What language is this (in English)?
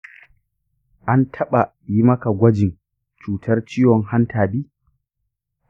Hausa